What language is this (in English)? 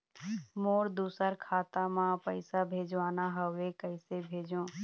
Chhattisgarhi